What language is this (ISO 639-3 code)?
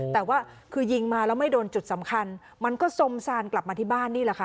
tha